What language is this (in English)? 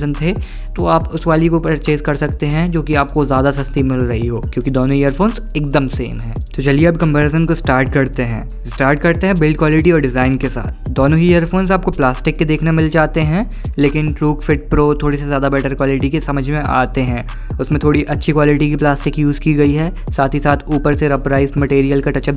Hindi